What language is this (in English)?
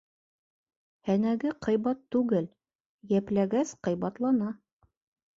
Bashkir